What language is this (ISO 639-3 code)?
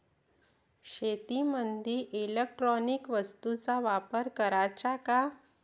mar